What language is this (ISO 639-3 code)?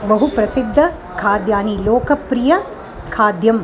san